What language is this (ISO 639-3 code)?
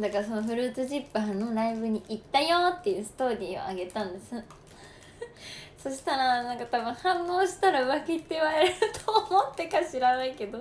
jpn